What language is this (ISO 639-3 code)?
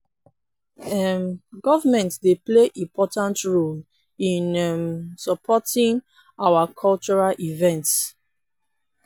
pcm